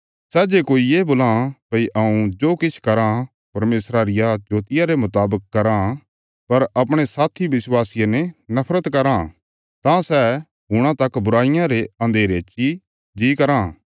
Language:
Bilaspuri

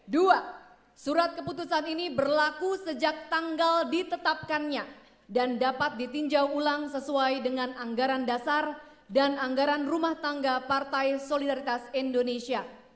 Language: Indonesian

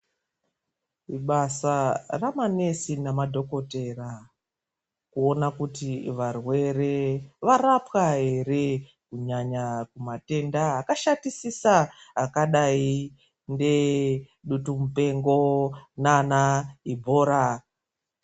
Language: Ndau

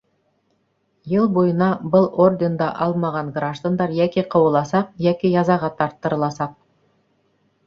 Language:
Bashkir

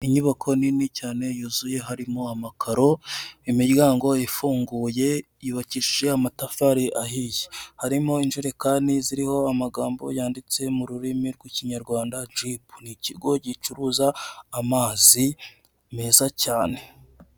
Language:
Kinyarwanda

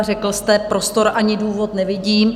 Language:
Czech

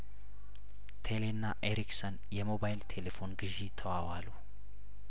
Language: Amharic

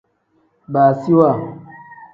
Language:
Tem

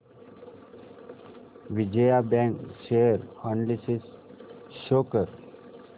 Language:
Marathi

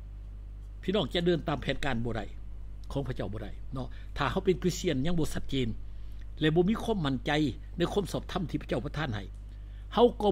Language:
Thai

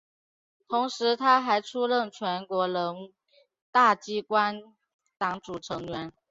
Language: Chinese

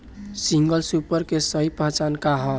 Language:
Bhojpuri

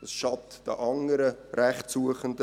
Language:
Swiss German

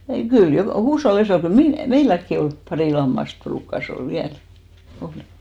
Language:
Finnish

